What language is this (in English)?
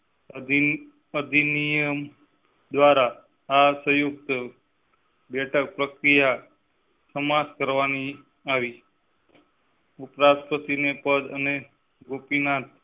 Gujarati